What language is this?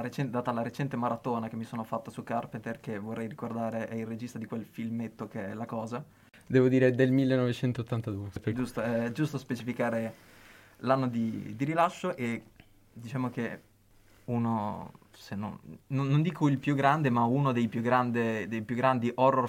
Italian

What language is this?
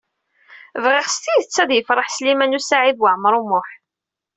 Kabyle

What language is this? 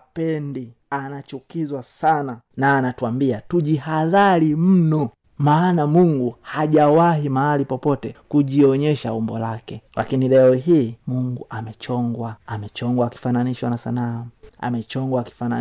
Swahili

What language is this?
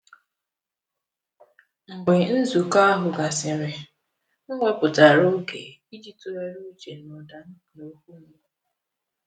Igbo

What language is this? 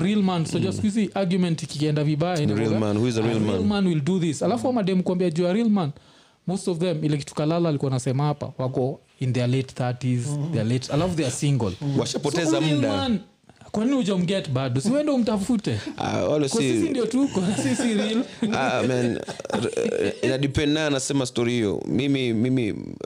Swahili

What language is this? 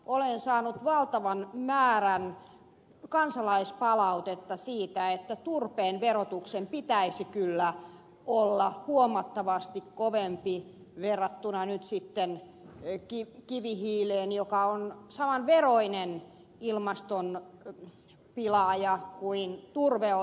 Finnish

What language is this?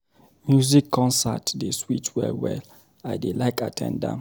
Nigerian Pidgin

